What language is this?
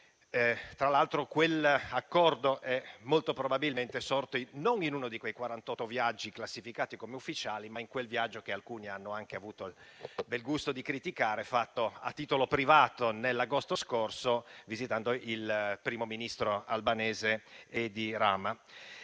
Italian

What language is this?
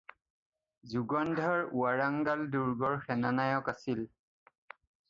Assamese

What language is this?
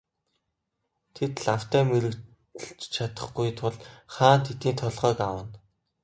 Mongolian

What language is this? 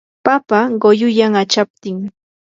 Yanahuanca Pasco Quechua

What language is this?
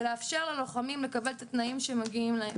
Hebrew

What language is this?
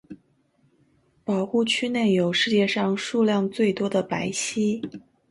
Chinese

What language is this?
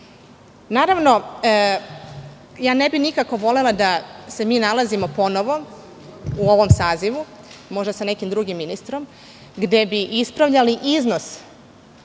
Serbian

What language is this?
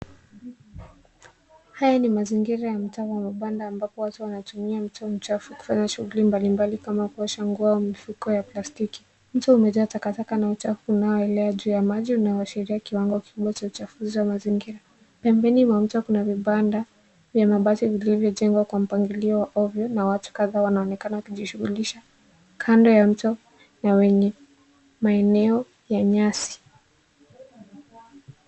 Swahili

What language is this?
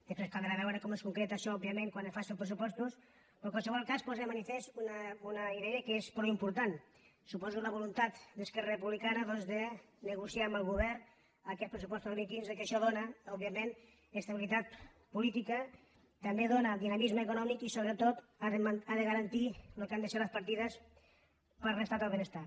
Catalan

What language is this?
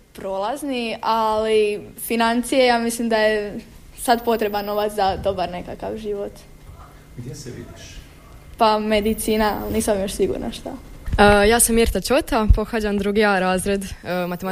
Croatian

